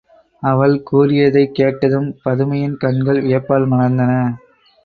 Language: Tamil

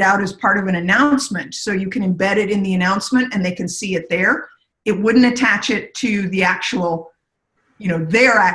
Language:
English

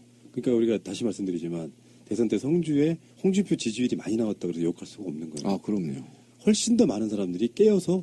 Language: Korean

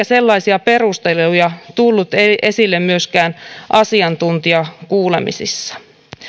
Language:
Finnish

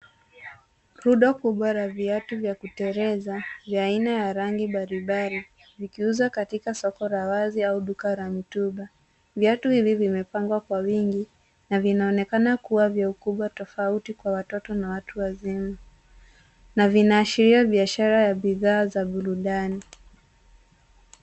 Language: Swahili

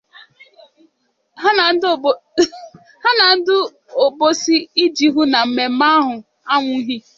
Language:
Igbo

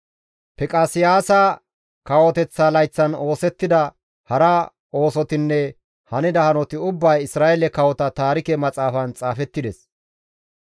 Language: Gamo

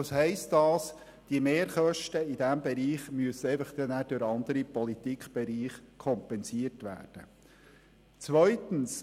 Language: Swiss German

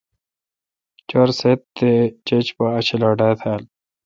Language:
Kalkoti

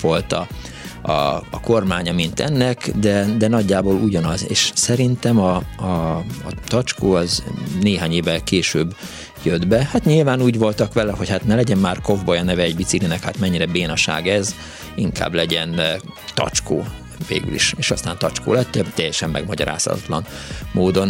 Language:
Hungarian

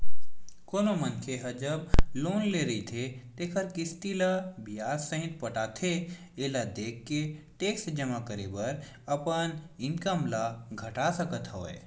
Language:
Chhattisgarhi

